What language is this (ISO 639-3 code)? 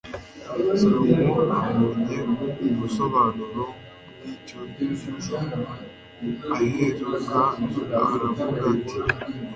kin